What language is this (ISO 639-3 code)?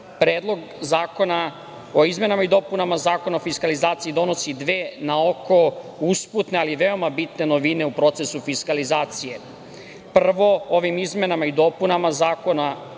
srp